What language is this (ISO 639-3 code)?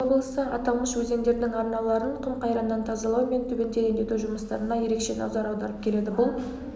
kaz